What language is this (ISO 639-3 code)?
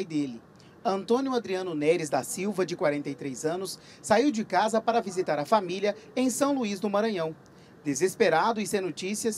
por